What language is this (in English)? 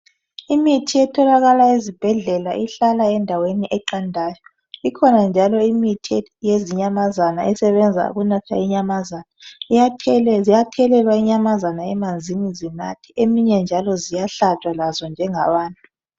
North Ndebele